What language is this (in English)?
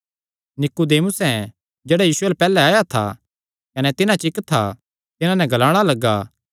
Kangri